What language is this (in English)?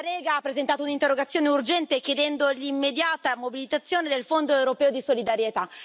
Italian